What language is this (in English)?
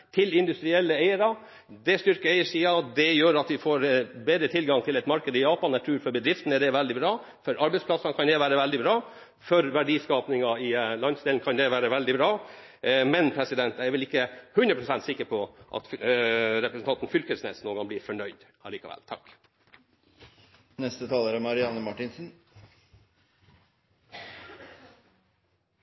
Norwegian Bokmål